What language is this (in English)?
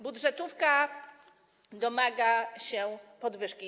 Polish